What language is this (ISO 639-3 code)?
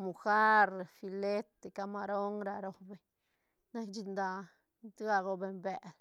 ztn